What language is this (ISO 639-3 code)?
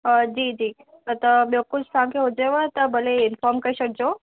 snd